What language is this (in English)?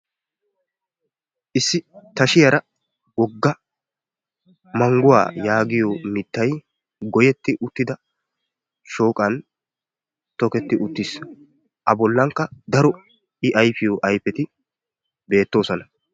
Wolaytta